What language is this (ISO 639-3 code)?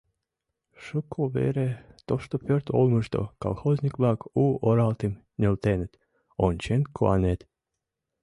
chm